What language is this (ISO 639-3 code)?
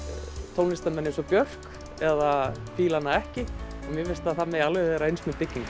isl